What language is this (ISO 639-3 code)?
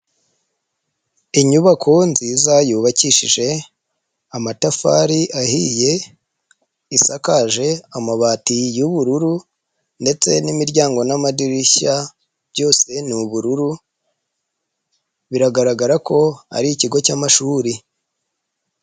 kin